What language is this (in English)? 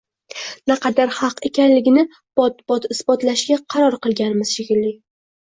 Uzbek